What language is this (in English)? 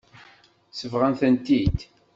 Kabyle